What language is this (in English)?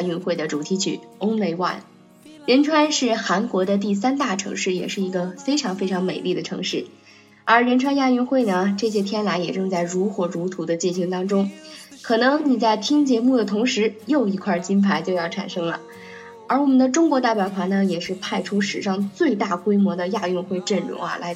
Chinese